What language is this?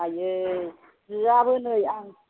Bodo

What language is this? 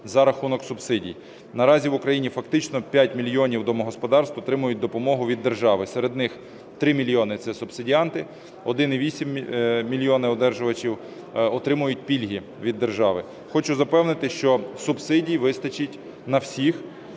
Ukrainian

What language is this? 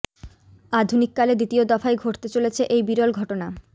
Bangla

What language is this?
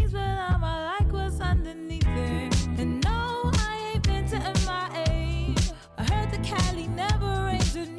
Hungarian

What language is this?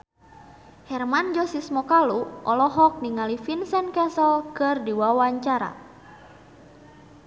Sundanese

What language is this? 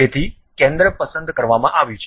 Gujarati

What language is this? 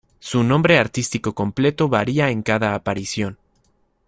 Spanish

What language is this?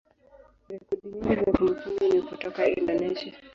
Swahili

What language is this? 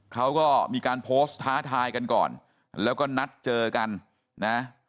Thai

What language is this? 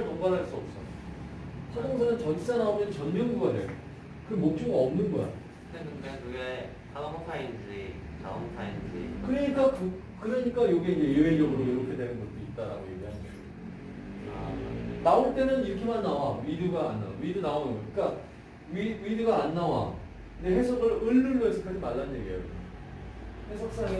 Korean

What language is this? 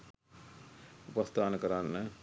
Sinhala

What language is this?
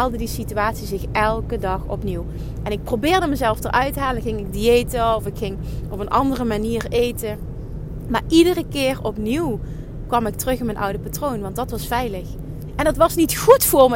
Dutch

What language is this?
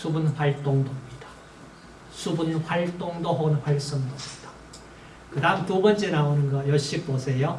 Korean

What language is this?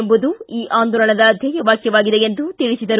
Kannada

